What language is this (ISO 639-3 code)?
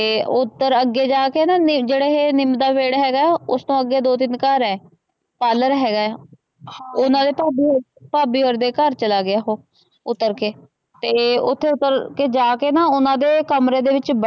pan